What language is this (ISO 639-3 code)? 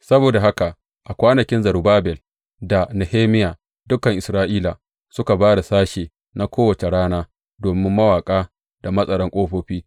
hau